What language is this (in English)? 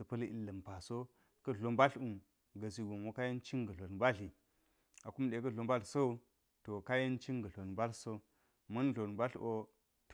Geji